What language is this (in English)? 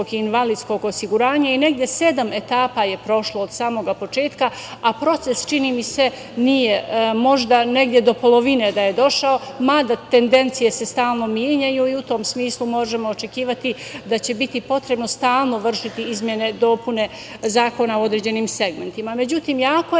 Serbian